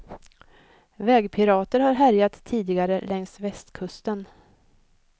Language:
Swedish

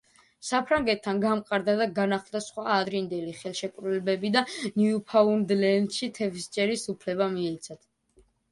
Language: Georgian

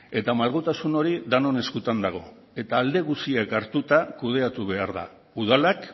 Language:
Basque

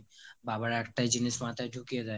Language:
Bangla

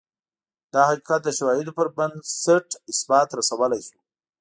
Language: Pashto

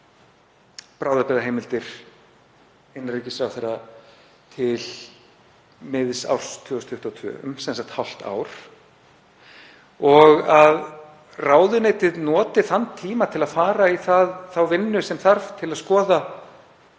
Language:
Icelandic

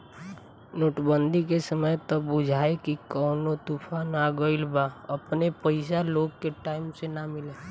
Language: Bhojpuri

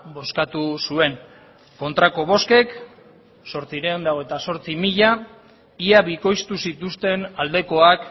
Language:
Basque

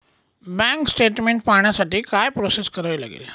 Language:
Marathi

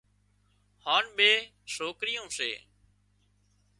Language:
Wadiyara Koli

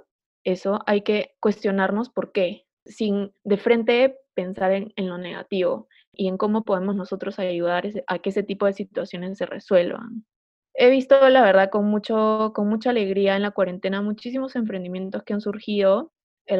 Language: Spanish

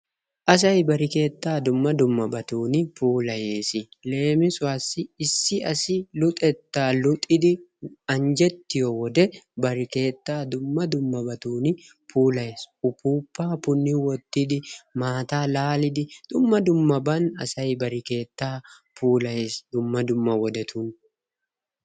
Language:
Wolaytta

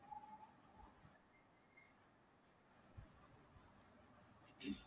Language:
Marathi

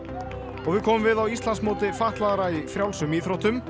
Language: Icelandic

